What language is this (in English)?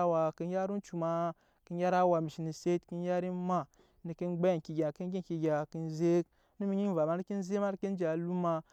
Nyankpa